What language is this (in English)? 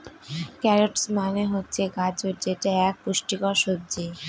Bangla